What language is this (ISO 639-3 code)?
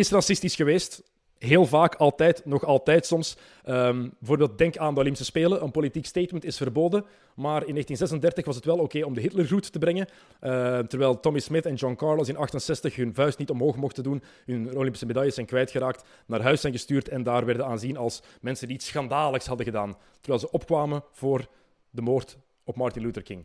nld